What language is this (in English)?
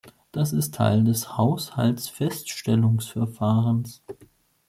German